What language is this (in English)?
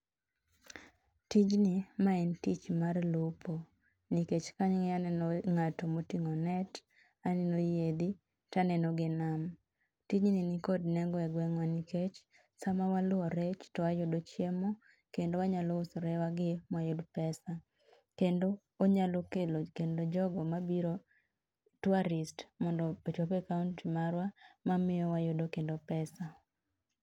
Luo (Kenya and Tanzania)